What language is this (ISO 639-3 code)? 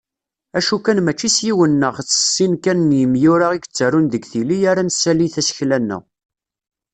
kab